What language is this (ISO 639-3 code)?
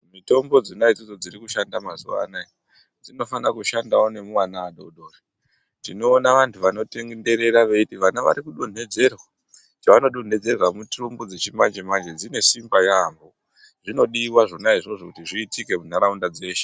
ndc